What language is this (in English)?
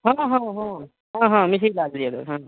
Maithili